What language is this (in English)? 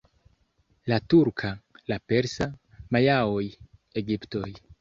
Esperanto